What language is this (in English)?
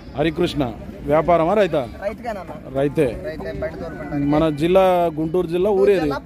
Romanian